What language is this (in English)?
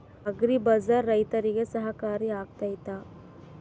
Kannada